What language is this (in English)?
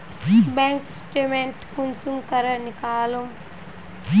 Magahi